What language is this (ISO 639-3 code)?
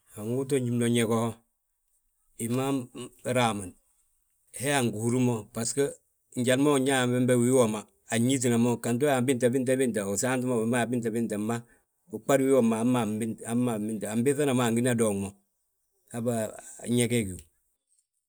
bjt